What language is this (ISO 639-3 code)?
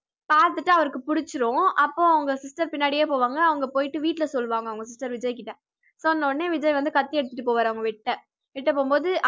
tam